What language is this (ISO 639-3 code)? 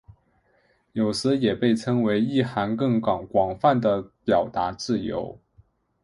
zho